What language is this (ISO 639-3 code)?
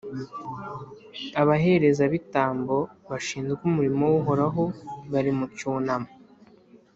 kin